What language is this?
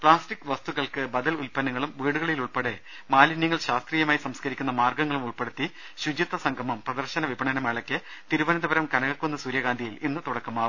Malayalam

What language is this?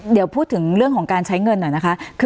Thai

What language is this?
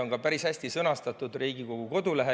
Estonian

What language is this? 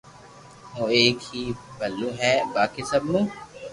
Loarki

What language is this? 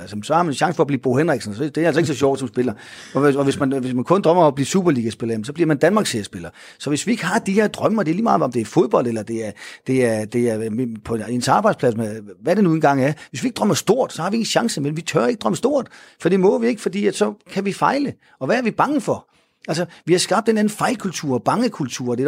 Danish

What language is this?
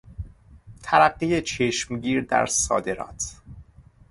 Persian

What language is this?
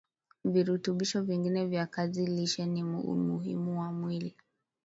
Swahili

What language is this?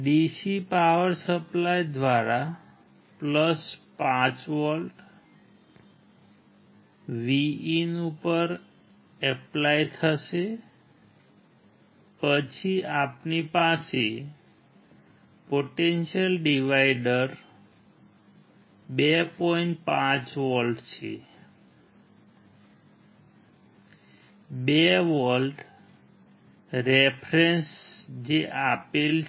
Gujarati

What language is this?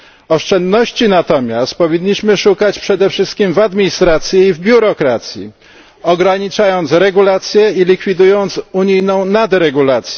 Polish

